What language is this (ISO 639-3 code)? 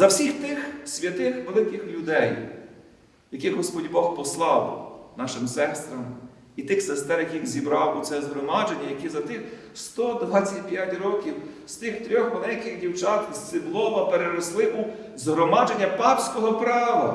ukr